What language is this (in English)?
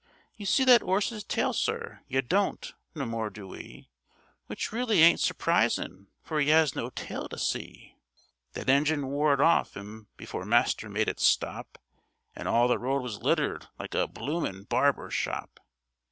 English